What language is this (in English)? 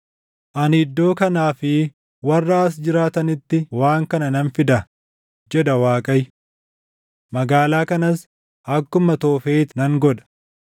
Oromo